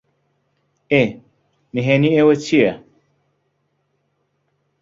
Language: Central Kurdish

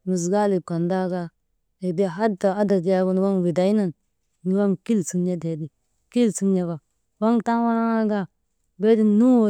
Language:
Maba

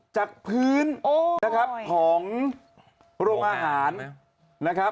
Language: Thai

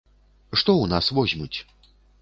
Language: Belarusian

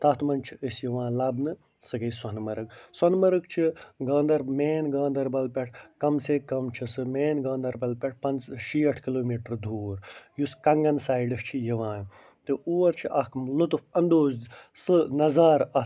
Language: Kashmiri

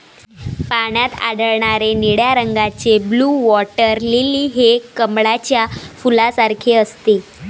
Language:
Marathi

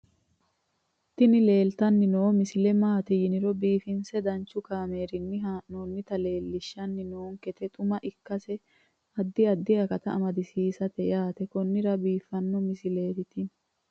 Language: Sidamo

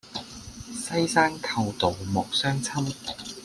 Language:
Cantonese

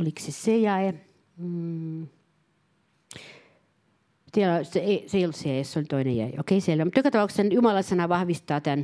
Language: Finnish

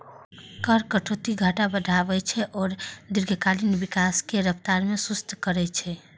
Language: Maithili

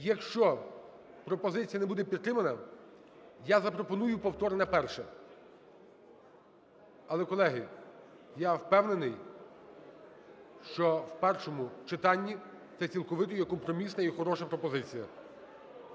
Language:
Ukrainian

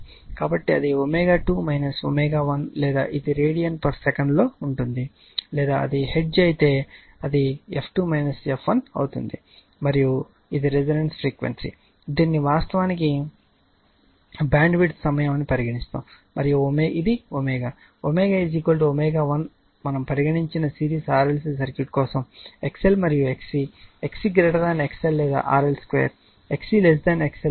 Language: Telugu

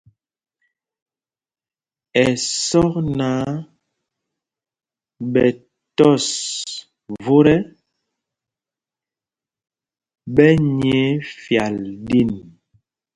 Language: Mpumpong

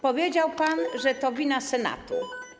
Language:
Polish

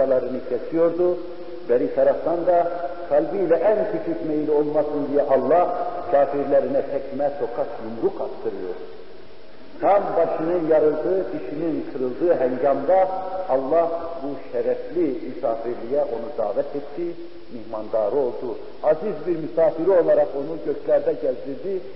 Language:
Turkish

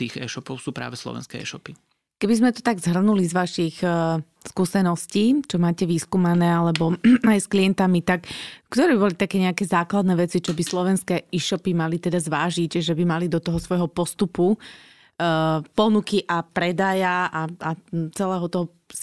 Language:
Slovak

